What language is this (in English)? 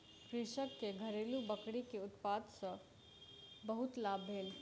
Maithili